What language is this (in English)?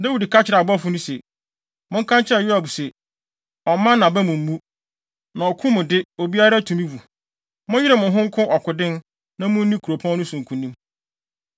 Akan